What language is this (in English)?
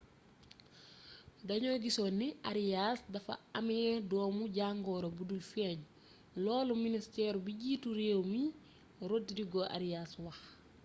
Wolof